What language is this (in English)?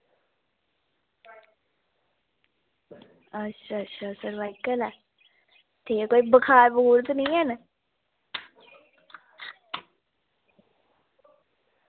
Dogri